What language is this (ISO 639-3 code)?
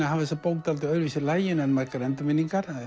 isl